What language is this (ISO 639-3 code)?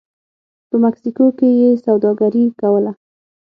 pus